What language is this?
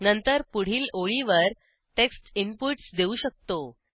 Marathi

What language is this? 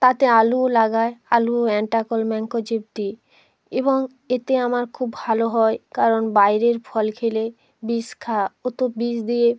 Bangla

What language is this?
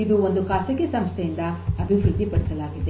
Kannada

